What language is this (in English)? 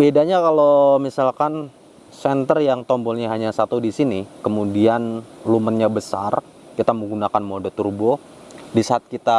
Indonesian